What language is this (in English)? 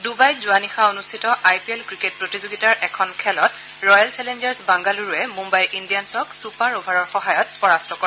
Assamese